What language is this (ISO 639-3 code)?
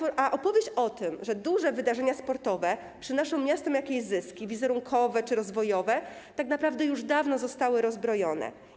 pol